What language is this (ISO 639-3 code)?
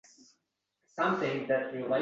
uzb